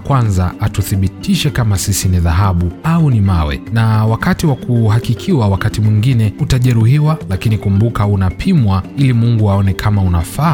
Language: Swahili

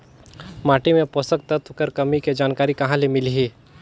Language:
Chhattisgarhi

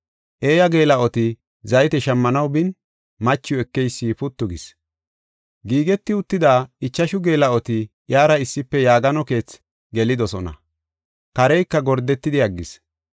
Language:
Gofa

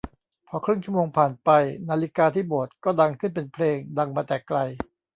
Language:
Thai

